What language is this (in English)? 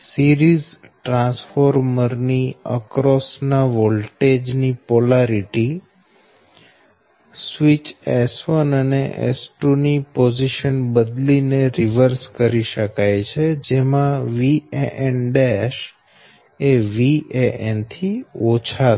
Gujarati